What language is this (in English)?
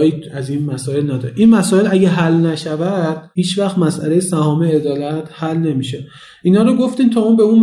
Persian